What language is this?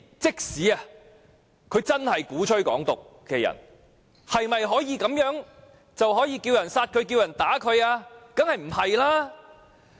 Cantonese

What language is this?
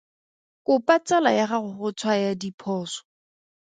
Tswana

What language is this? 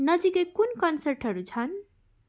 Nepali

